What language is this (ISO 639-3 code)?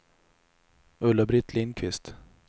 swe